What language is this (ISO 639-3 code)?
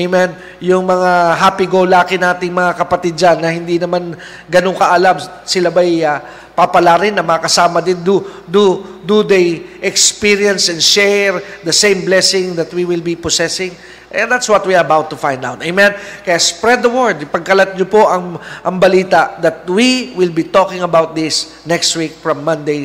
fil